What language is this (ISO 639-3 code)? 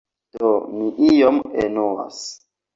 epo